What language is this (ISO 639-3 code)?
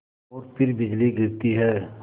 hin